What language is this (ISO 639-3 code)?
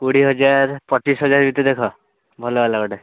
ori